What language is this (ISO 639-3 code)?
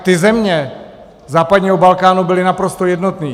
ces